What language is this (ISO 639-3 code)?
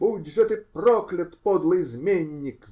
rus